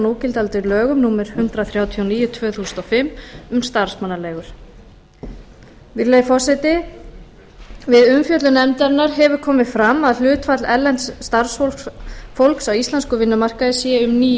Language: Icelandic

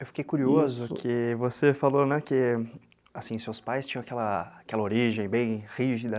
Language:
Portuguese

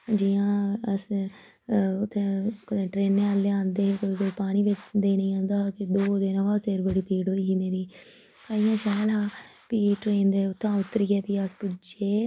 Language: Dogri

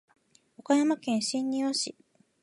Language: Japanese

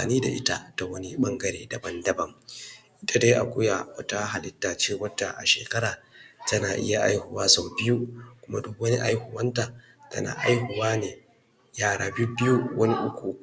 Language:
Hausa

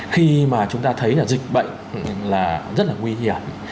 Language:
Vietnamese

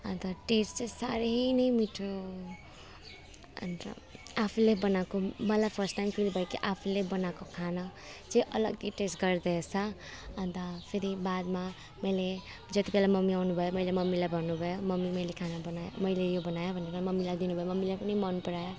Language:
Nepali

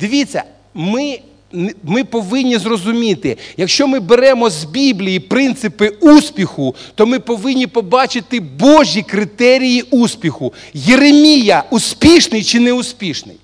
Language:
Russian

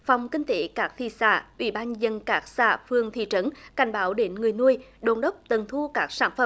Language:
Vietnamese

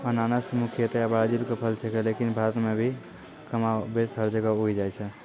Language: Maithili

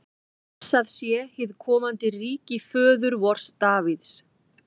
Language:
Icelandic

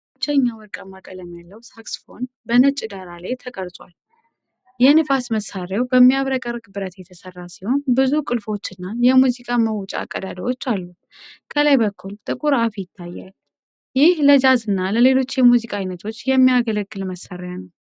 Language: Amharic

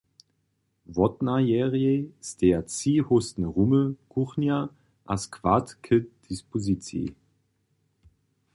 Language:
Upper Sorbian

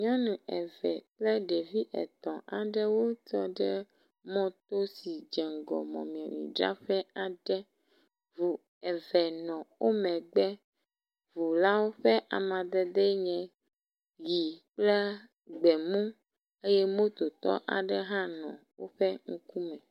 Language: Ewe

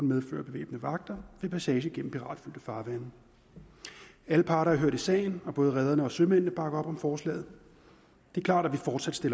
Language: Danish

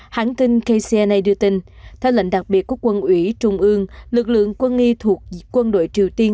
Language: Vietnamese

